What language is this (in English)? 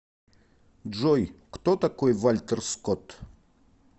Russian